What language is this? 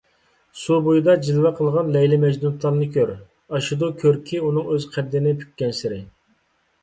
Uyghur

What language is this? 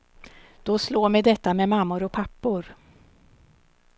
Swedish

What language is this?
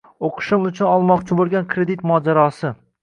Uzbek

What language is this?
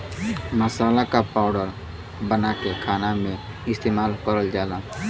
Bhojpuri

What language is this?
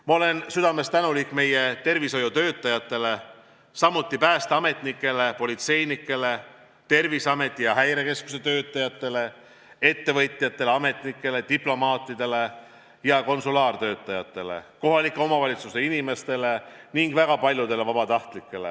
Estonian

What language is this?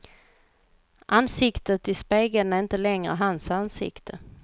Swedish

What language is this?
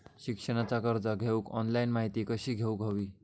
Marathi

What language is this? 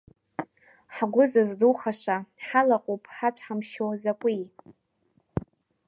Abkhazian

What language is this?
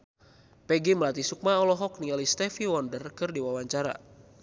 Sundanese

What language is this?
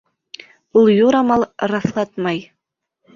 Bashkir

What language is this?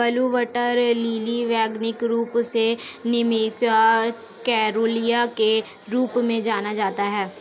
Hindi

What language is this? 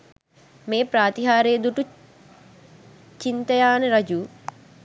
Sinhala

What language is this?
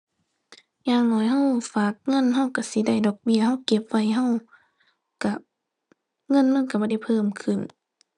Thai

